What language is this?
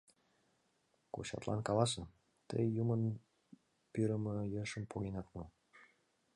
Mari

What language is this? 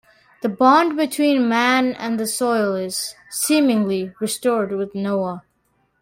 English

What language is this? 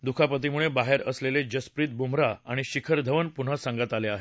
Marathi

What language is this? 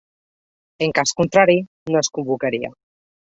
Catalan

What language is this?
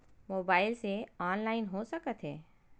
Chhattisgarhi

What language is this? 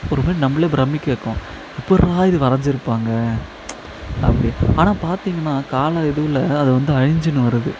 Tamil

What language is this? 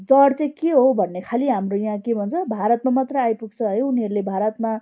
Nepali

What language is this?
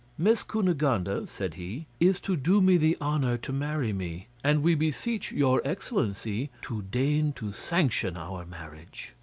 English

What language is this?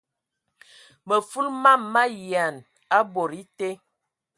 Ewondo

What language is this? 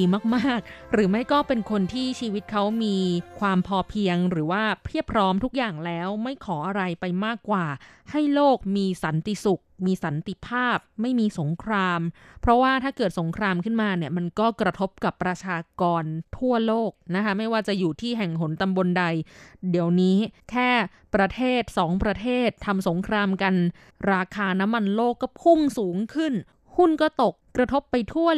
Thai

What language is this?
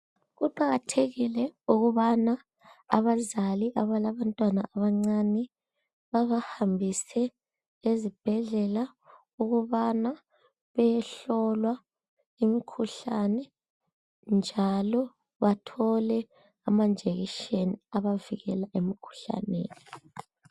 North Ndebele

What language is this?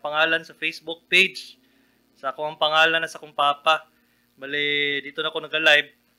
Filipino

